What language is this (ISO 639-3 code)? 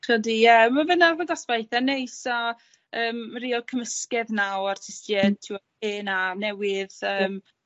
cym